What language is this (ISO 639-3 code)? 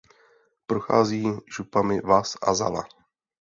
ces